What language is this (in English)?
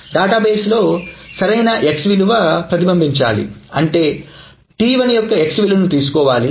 Telugu